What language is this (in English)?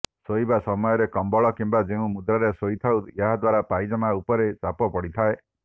Odia